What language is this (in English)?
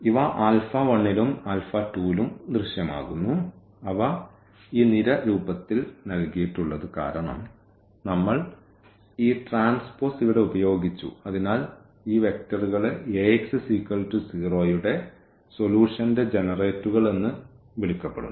Malayalam